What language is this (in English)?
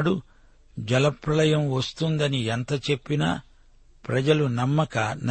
Telugu